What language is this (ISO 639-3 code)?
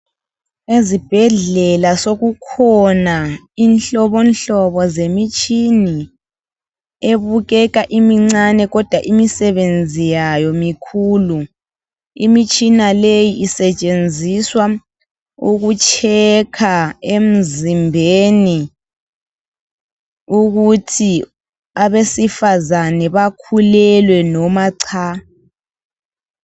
nde